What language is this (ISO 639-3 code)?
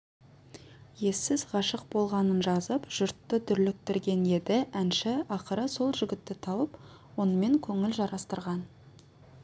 kaz